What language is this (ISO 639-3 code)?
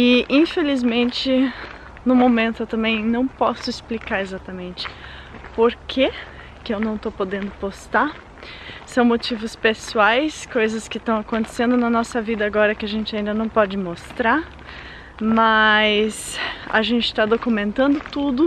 por